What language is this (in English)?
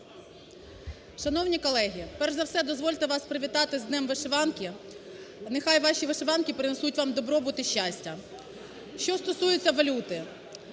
Ukrainian